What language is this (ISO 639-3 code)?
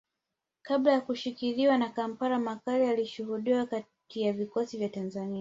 swa